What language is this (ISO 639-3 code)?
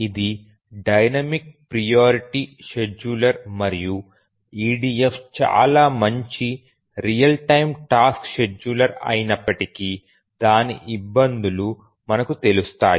tel